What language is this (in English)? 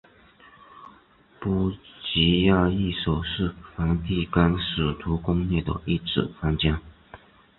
Chinese